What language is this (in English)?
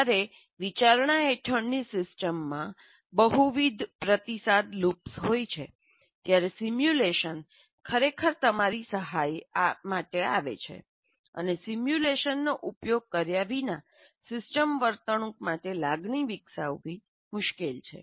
Gujarati